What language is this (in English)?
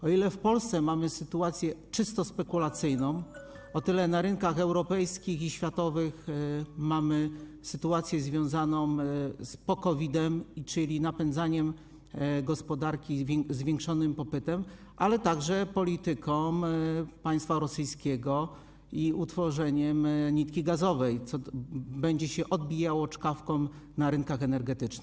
Polish